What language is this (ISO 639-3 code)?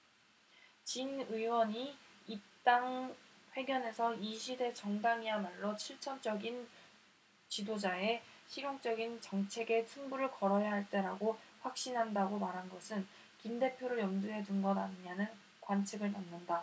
kor